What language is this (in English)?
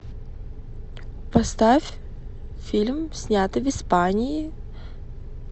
Russian